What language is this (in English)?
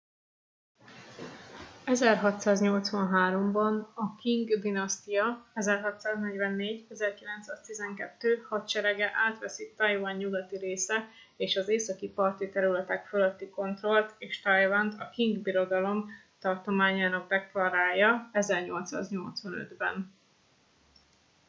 Hungarian